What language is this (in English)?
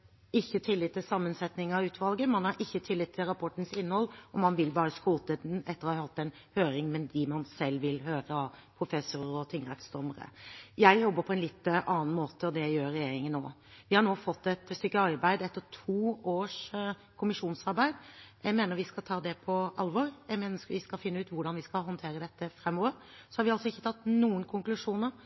Norwegian Bokmål